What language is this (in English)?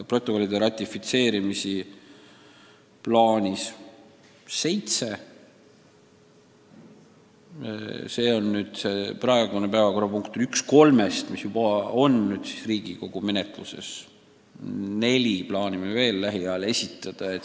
Estonian